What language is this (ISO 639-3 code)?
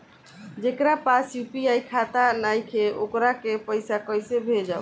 bho